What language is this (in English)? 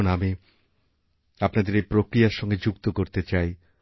Bangla